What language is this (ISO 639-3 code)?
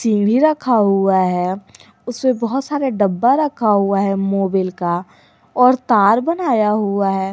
hin